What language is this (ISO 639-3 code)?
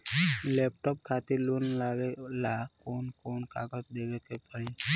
bho